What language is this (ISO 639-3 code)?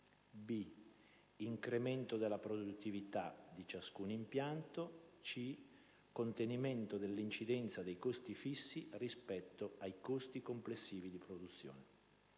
ita